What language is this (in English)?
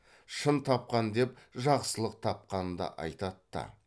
Kazakh